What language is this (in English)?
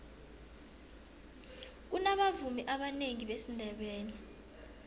South Ndebele